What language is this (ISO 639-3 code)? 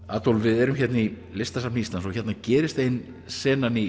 isl